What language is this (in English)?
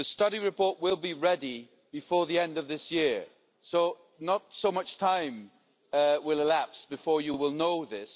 English